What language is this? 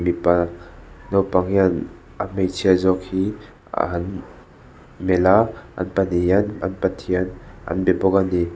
Mizo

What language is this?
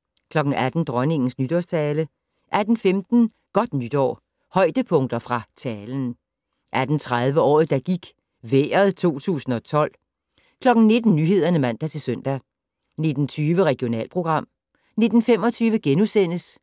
Danish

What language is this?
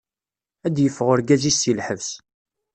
Kabyle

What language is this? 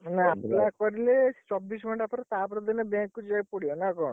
Odia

